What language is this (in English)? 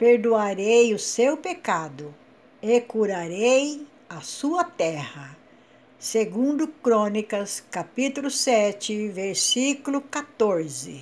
Portuguese